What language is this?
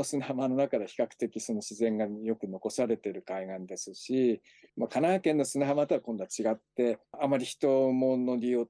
Japanese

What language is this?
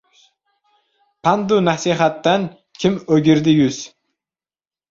Uzbek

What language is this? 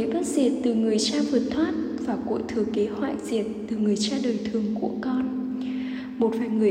Vietnamese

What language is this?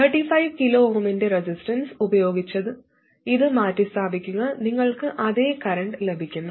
Malayalam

